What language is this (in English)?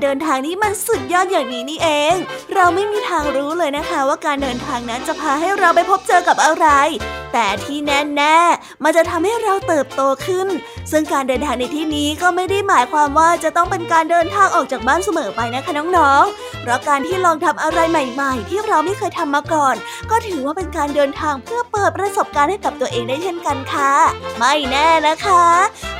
Thai